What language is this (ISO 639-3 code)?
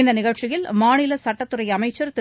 tam